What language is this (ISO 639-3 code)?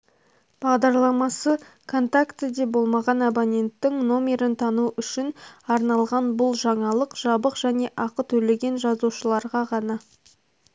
kaz